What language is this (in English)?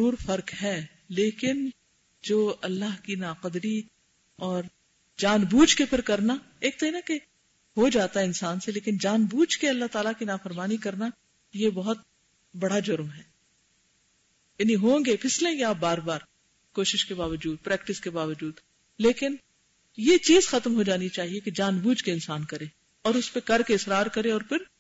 Urdu